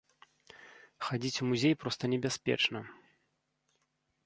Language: Belarusian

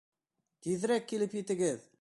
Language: Bashkir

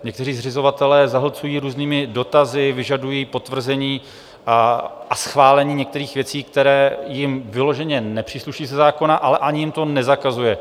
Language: Czech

